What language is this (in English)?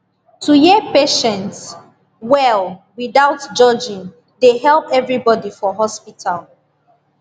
Nigerian Pidgin